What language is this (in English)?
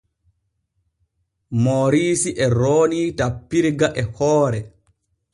Borgu Fulfulde